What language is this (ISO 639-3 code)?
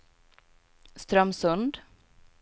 swe